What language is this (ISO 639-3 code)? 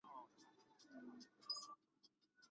zho